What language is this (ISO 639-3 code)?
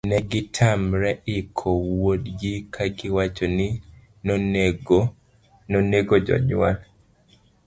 luo